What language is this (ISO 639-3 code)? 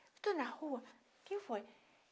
por